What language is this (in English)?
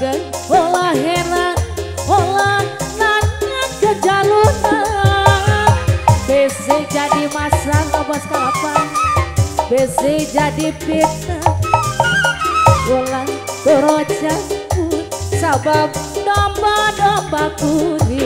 Indonesian